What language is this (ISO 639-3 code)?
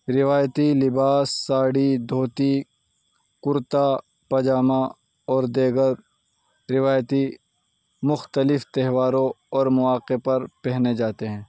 urd